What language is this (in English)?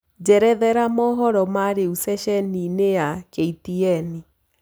Kikuyu